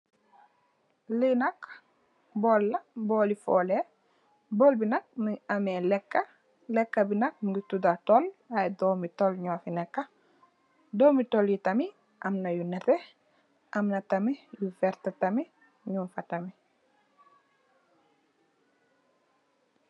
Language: Wolof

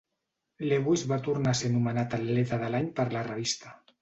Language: Catalan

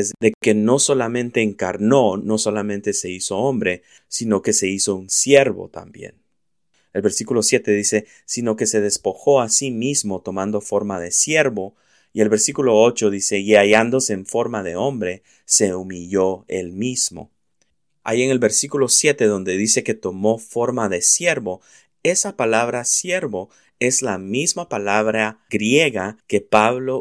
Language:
Spanish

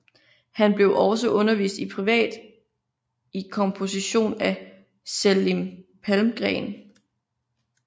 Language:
Danish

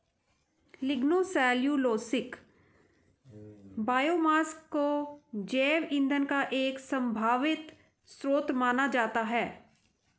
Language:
Hindi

